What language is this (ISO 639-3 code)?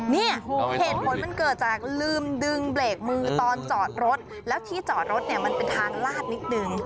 tha